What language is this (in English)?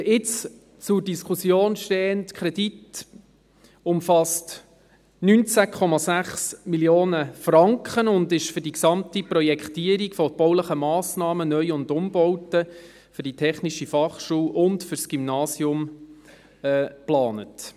Swiss German